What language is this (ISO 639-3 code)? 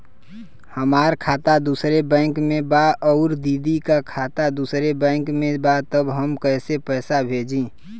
bho